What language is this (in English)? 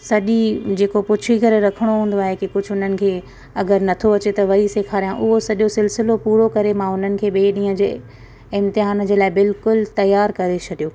Sindhi